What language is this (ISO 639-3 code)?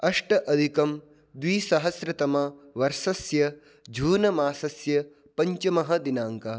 san